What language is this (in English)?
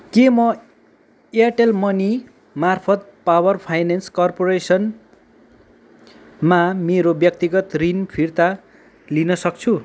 Nepali